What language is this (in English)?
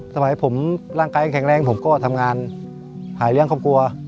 Thai